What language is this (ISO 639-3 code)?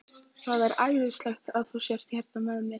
isl